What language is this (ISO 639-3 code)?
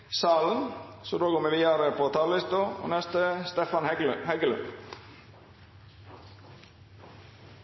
nno